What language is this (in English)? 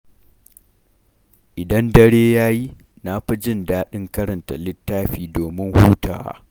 Hausa